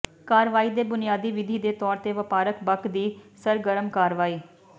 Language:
Punjabi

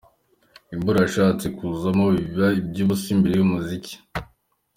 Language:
Kinyarwanda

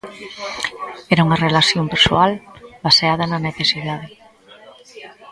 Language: Galician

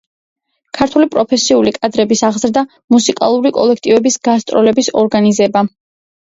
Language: Georgian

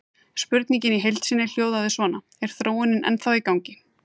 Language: Icelandic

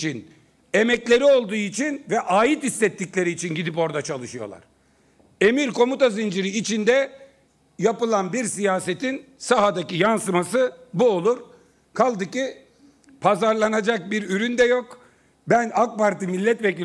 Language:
Turkish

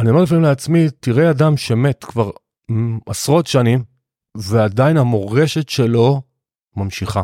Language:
Hebrew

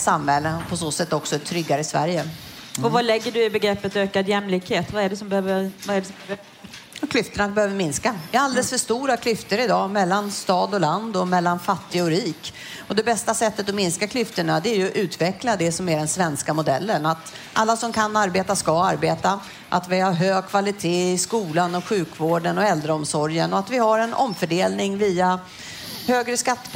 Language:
Swedish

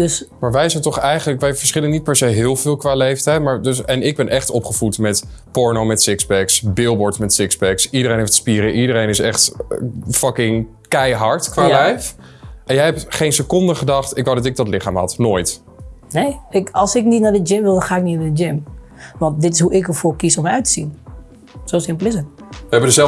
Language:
Dutch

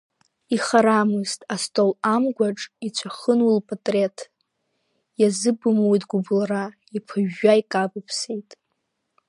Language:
Abkhazian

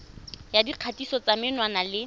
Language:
Tswana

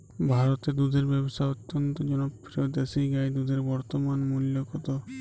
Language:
Bangla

